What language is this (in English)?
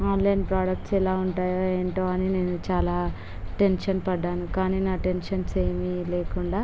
Telugu